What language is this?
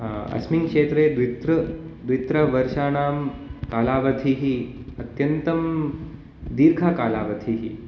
Sanskrit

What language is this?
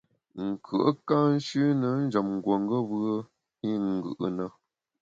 Bamun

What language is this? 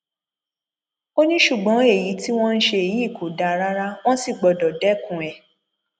Yoruba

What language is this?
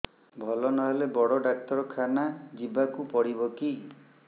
Odia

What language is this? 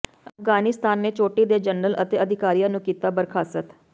Punjabi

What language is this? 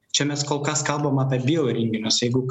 Lithuanian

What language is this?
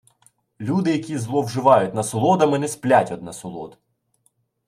Ukrainian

